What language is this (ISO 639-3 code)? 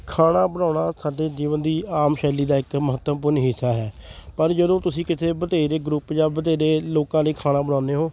pan